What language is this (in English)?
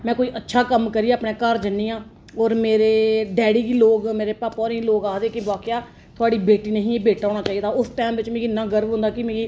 Dogri